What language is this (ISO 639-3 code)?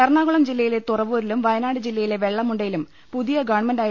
mal